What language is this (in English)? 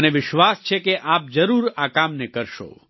Gujarati